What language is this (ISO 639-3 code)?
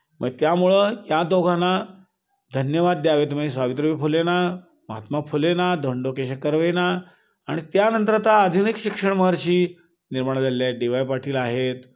mar